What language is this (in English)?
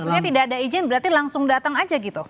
Indonesian